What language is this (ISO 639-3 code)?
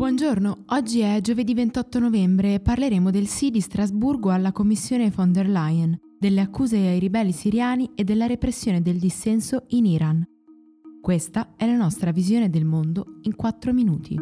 ita